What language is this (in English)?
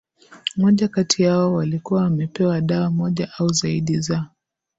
Swahili